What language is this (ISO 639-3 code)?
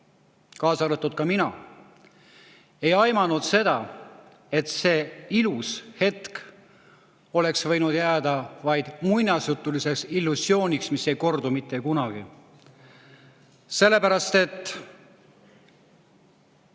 est